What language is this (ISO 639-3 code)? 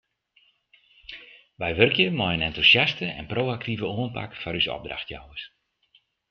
fry